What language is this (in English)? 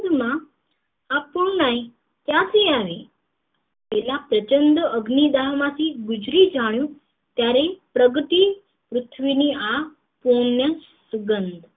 Gujarati